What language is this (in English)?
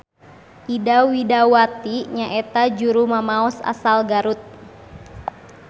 Sundanese